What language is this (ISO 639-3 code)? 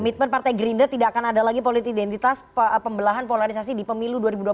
ind